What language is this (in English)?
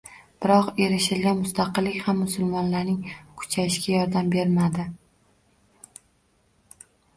Uzbek